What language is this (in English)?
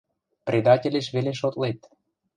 Western Mari